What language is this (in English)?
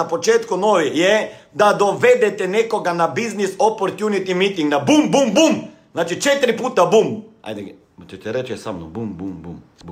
Croatian